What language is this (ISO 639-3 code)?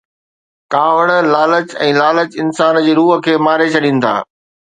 snd